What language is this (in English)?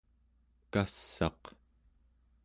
Central Yupik